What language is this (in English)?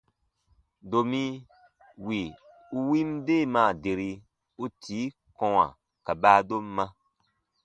Baatonum